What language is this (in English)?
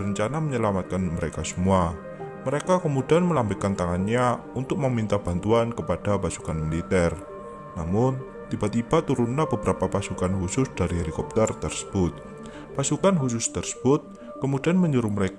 Indonesian